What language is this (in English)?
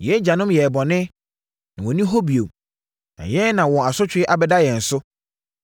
Akan